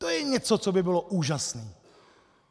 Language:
Czech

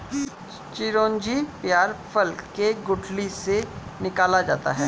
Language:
Hindi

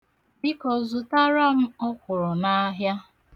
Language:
Igbo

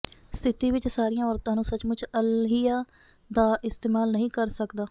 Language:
Punjabi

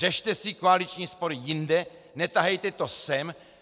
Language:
Czech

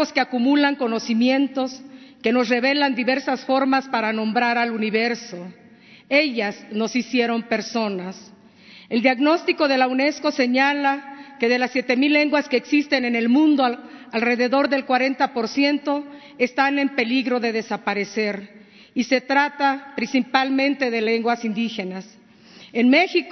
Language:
Spanish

